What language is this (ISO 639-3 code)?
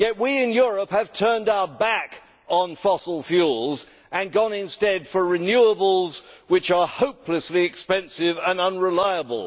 eng